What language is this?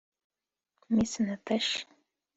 Kinyarwanda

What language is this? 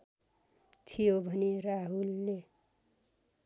Nepali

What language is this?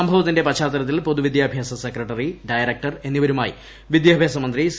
Malayalam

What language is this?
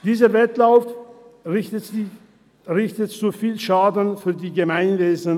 Swiss German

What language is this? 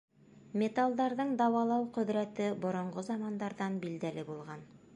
Bashkir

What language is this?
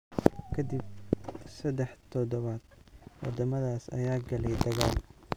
Somali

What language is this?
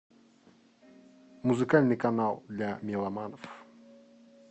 Russian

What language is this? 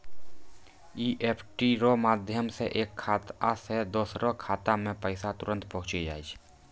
Maithili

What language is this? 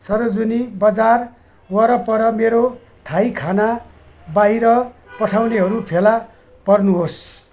Nepali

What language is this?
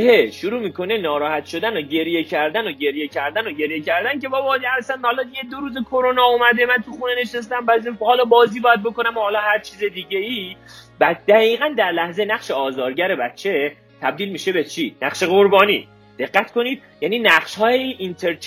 Persian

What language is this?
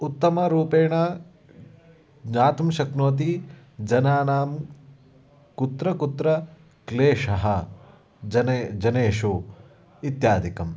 Sanskrit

